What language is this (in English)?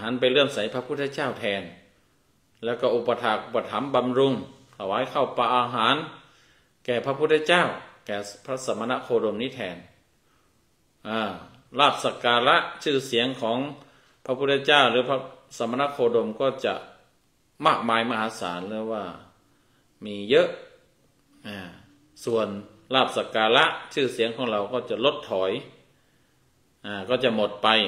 Thai